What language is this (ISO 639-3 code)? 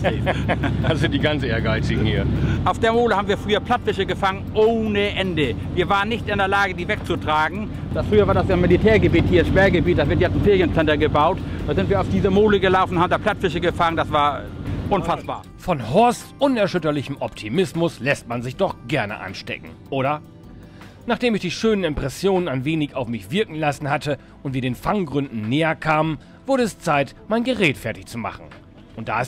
deu